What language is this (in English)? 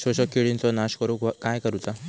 Marathi